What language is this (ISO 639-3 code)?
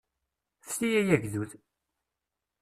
kab